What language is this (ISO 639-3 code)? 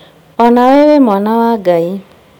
kik